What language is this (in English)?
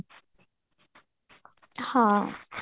Odia